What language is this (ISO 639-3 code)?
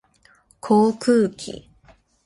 jpn